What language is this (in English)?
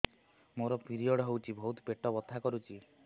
Odia